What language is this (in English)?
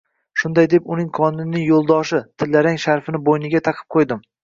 Uzbek